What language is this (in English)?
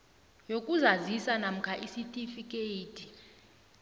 South Ndebele